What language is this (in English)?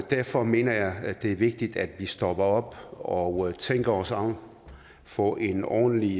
Danish